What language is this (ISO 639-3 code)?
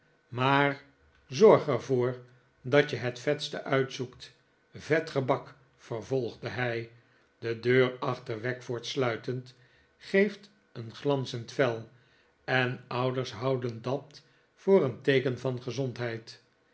nld